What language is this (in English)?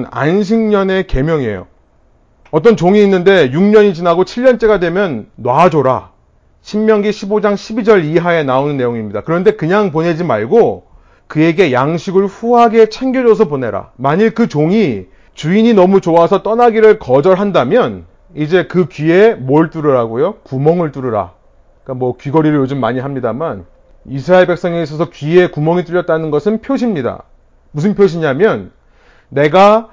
Korean